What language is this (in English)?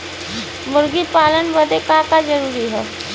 Bhojpuri